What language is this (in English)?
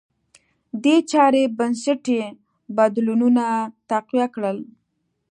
Pashto